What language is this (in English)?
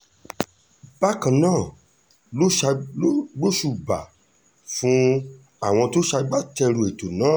Yoruba